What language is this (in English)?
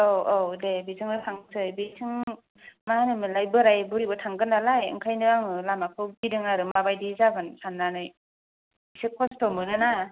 Bodo